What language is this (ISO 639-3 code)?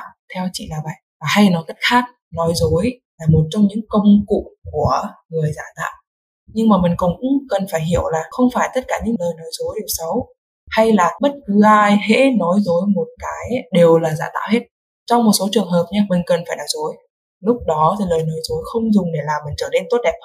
vie